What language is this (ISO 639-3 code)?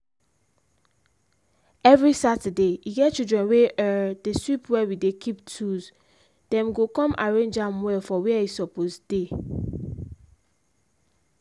pcm